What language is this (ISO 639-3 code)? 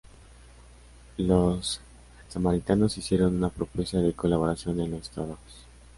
spa